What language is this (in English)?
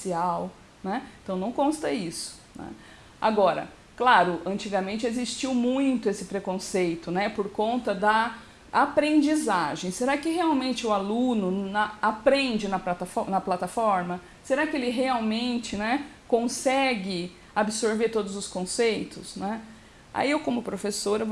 Portuguese